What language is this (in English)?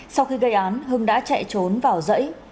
Vietnamese